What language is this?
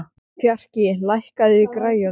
Icelandic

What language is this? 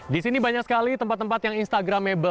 Indonesian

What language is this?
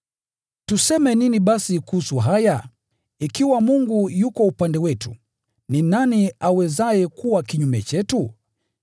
Swahili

